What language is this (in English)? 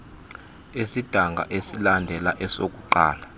Xhosa